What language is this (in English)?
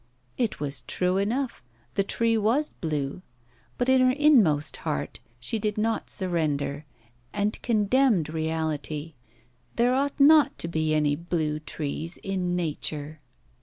English